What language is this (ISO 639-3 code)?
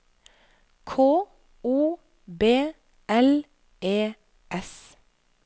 nor